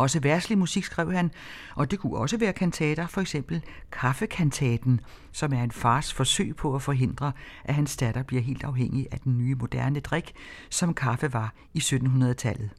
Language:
Danish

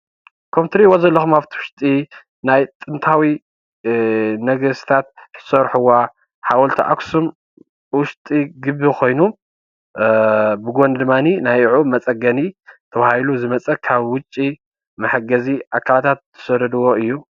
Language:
Tigrinya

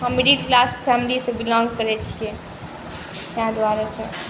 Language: Maithili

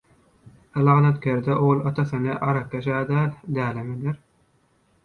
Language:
Turkmen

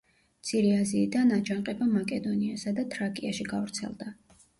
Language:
Georgian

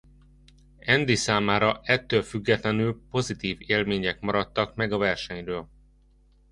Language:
Hungarian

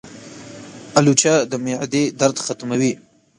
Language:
Pashto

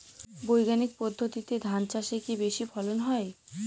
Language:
Bangla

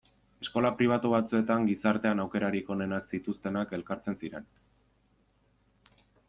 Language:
Basque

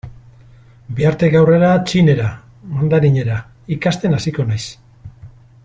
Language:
Basque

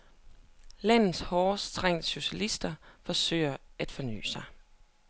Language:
Danish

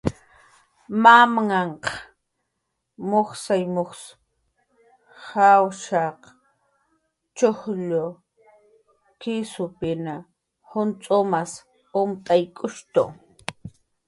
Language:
Jaqaru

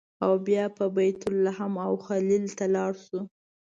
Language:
Pashto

